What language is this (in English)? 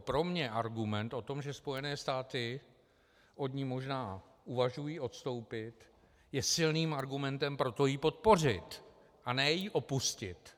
Czech